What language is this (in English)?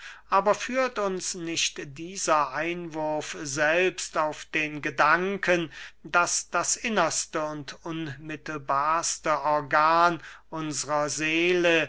German